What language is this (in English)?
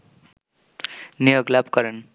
Bangla